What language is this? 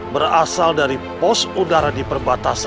Indonesian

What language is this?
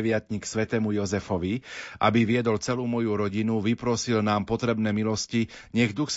Slovak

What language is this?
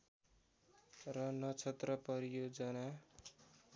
Nepali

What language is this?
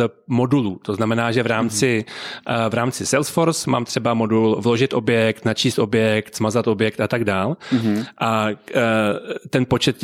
Czech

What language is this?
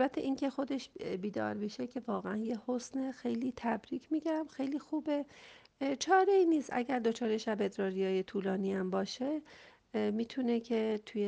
Persian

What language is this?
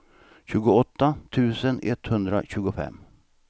Swedish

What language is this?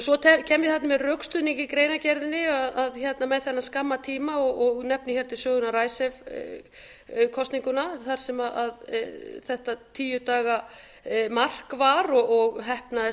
Icelandic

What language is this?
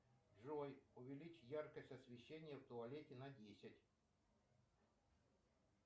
Russian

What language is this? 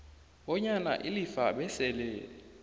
South Ndebele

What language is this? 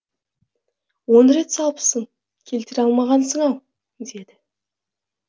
Kazakh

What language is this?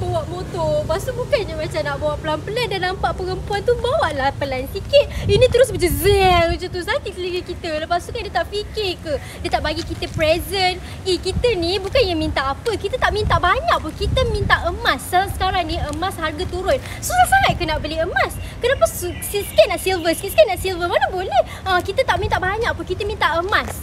Malay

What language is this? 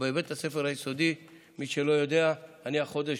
Hebrew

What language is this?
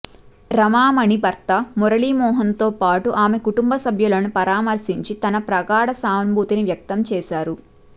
Telugu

